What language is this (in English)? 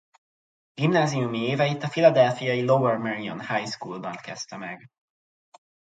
Hungarian